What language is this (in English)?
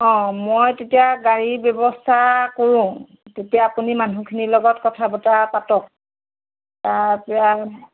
Assamese